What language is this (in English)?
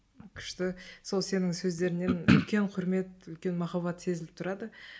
Kazakh